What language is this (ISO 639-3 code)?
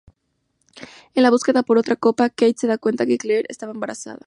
spa